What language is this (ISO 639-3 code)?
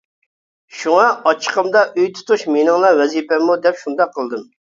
uig